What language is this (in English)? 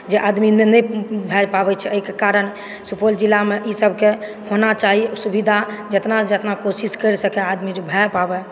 Maithili